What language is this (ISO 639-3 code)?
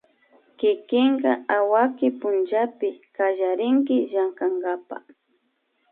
qvi